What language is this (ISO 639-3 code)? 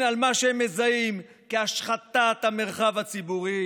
heb